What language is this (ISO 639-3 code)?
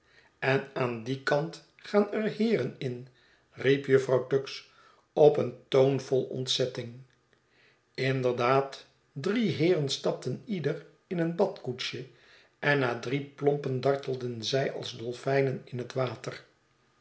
nld